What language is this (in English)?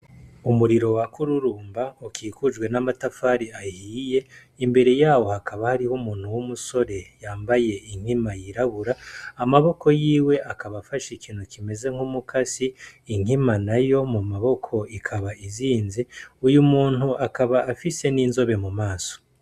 Rundi